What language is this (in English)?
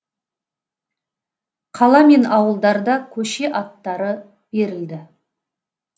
Kazakh